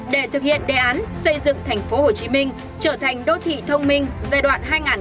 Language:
Vietnamese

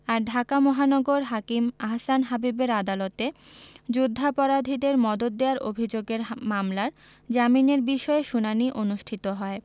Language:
Bangla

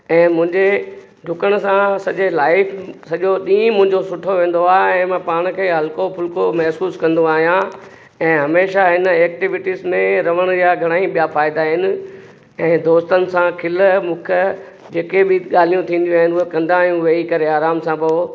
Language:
Sindhi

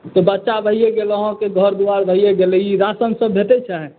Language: Maithili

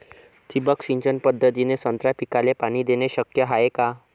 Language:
Marathi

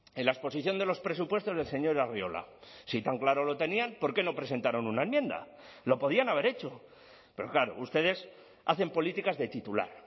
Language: Spanish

